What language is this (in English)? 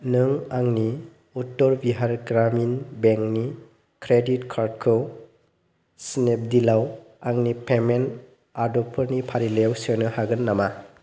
Bodo